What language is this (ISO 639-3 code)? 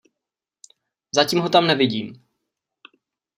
ces